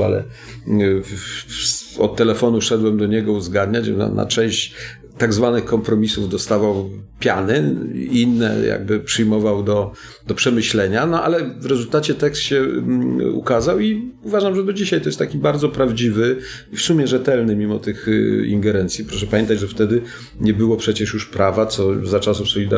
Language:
Polish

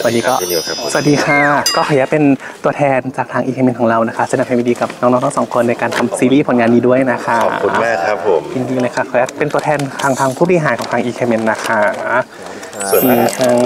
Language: Thai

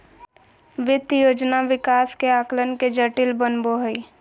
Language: Magahi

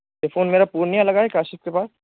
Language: Urdu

